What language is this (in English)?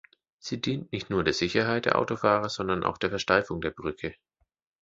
German